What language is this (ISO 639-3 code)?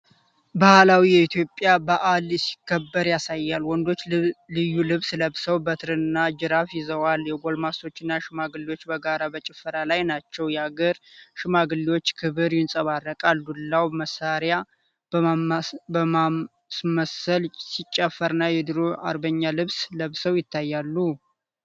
amh